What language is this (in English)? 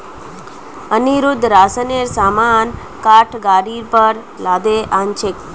Magahi